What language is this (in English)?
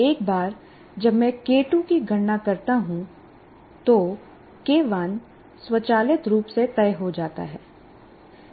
Hindi